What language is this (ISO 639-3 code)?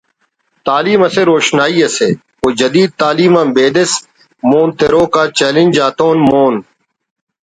brh